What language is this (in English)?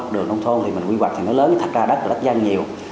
Vietnamese